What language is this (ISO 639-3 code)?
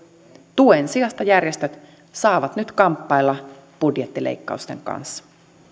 fin